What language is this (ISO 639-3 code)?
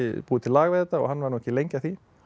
isl